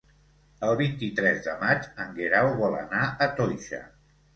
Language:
Catalan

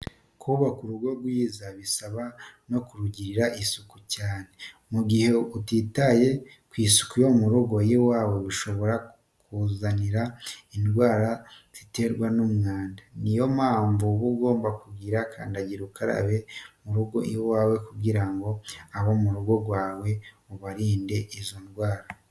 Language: Kinyarwanda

